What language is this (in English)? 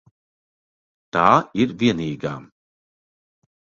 Latvian